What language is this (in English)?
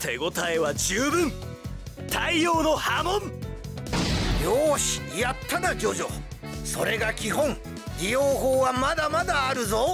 Japanese